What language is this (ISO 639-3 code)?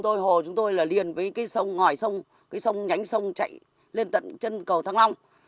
vie